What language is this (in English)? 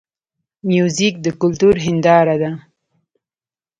Pashto